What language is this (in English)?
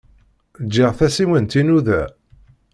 Kabyle